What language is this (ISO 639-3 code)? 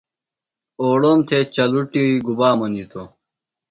phl